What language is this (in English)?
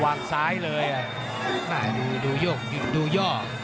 Thai